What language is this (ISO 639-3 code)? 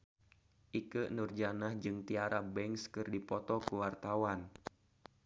sun